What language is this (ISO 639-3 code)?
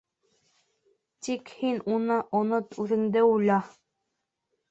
bak